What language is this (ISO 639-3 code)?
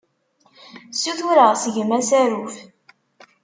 kab